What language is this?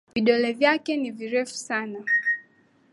Swahili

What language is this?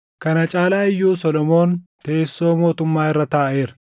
Oromo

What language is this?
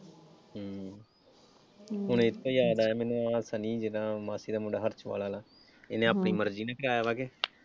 Punjabi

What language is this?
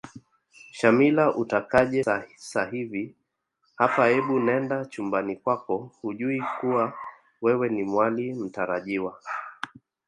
Swahili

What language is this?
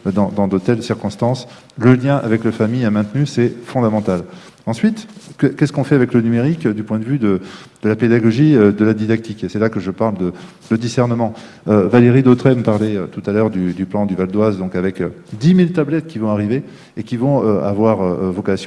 French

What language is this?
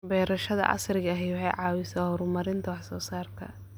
Somali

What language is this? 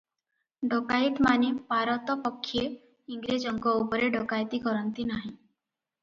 Odia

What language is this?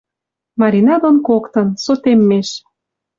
Western Mari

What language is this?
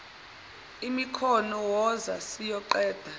Zulu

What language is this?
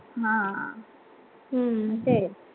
Marathi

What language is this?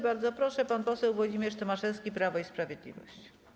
Polish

